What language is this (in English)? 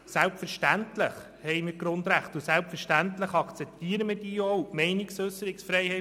Swiss German